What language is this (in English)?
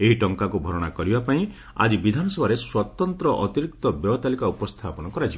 Odia